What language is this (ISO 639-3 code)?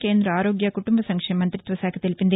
tel